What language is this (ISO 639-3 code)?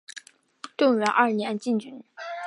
zho